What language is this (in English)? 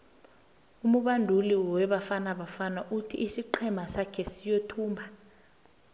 South Ndebele